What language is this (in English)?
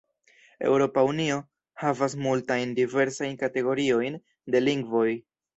Esperanto